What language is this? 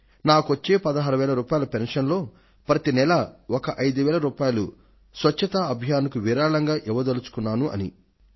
Telugu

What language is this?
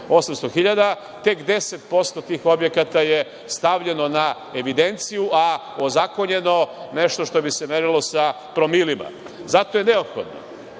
Serbian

